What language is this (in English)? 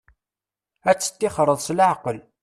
Kabyle